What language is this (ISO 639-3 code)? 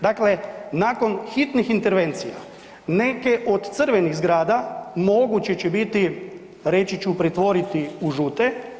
hrv